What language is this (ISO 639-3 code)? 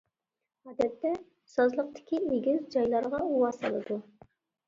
uig